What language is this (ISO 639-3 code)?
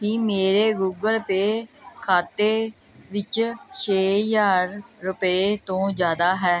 pan